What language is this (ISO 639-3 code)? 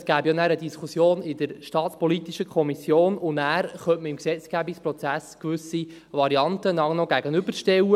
gsw